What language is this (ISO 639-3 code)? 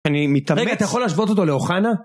heb